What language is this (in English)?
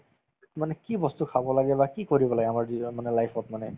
Assamese